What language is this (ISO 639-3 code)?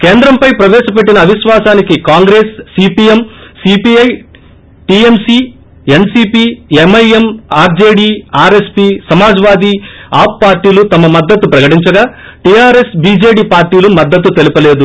tel